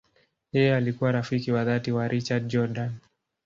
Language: Swahili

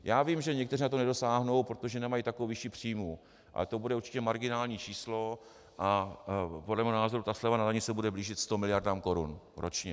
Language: Czech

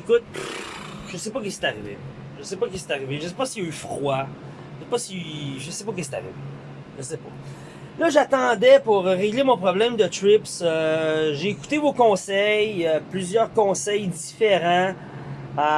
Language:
French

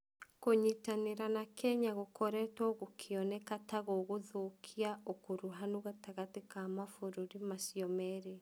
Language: Kikuyu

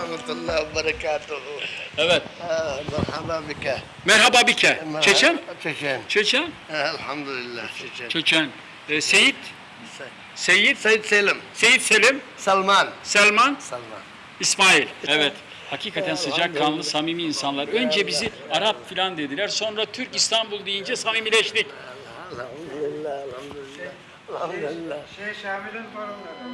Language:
Turkish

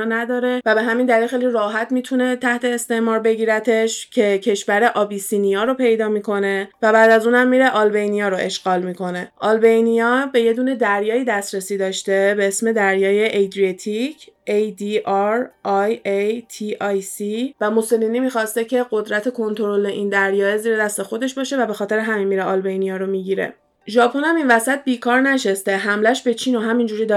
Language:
Persian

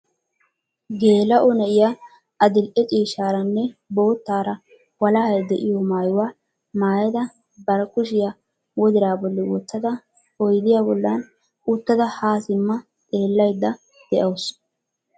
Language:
Wolaytta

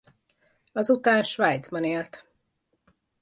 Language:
Hungarian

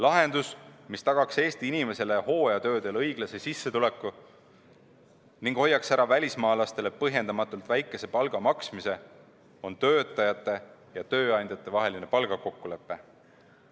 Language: Estonian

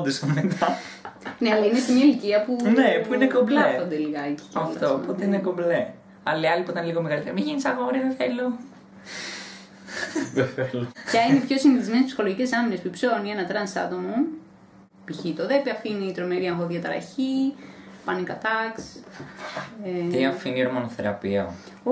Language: Greek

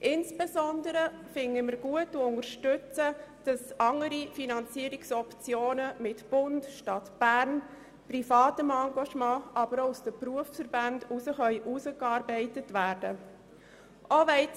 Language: Swiss German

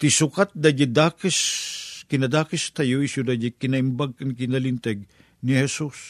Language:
Filipino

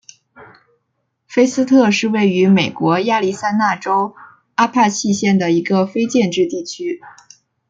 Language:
Chinese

